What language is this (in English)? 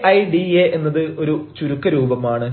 Malayalam